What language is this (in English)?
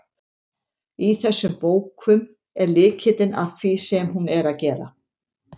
Icelandic